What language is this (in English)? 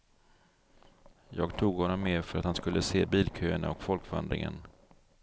Swedish